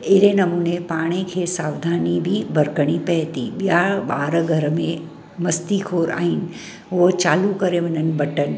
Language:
Sindhi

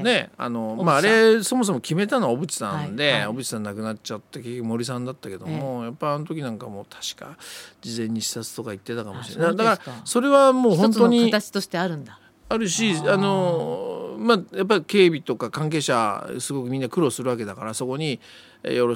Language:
Japanese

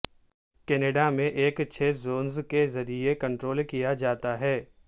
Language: Urdu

